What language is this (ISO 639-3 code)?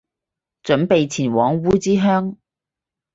yue